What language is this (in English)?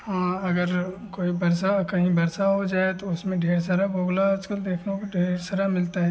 Hindi